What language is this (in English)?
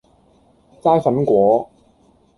Cantonese